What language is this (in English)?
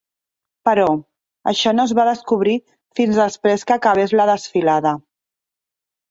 Catalan